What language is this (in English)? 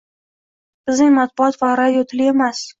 Uzbek